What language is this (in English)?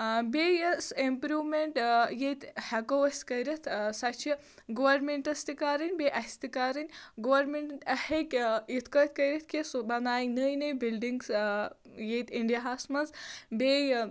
Kashmiri